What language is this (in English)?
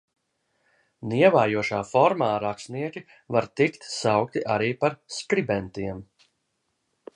Latvian